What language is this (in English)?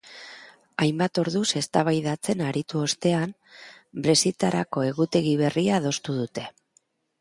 Basque